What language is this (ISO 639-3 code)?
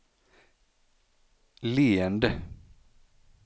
swe